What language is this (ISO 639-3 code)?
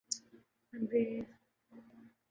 urd